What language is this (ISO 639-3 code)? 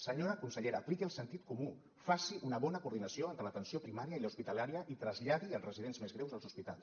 cat